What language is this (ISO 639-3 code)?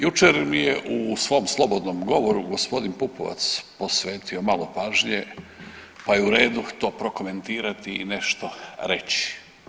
hrv